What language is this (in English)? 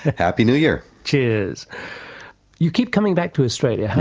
English